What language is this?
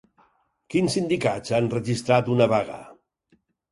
Catalan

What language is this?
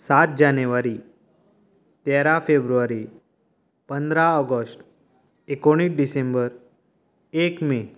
Konkani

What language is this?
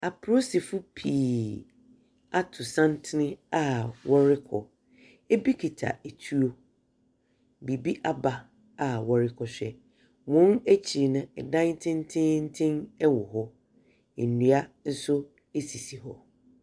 Akan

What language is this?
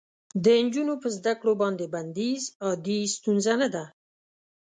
Pashto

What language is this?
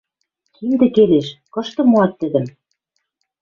Western Mari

